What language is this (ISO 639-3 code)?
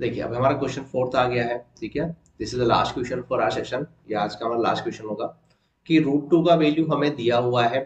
hin